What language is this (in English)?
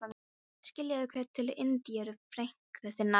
Icelandic